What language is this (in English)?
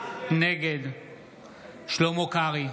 Hebrew